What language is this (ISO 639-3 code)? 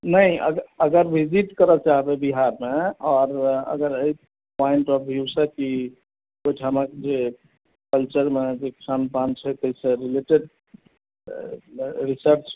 mai